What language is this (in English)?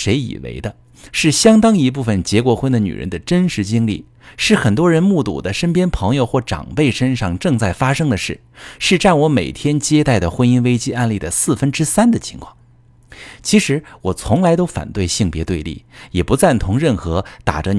Chinese